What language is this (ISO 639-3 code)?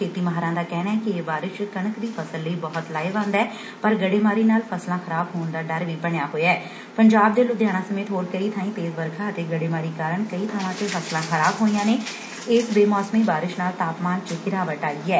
pan